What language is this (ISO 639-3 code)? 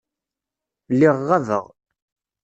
kab